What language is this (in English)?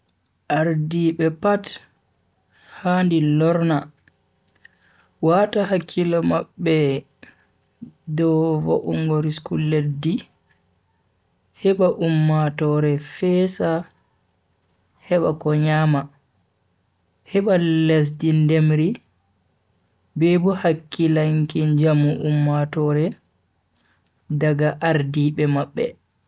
Bagirmi Fulfulde